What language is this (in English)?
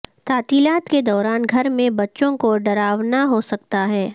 Urdu